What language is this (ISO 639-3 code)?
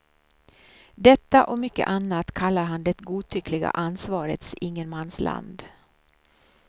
swe